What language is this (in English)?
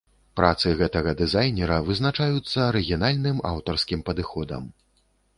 Belarusian